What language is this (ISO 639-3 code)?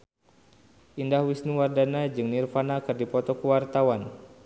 sun